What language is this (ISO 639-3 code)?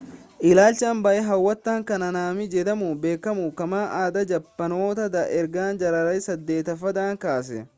orm